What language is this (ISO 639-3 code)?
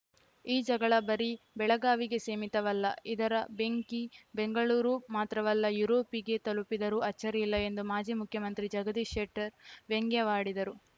kan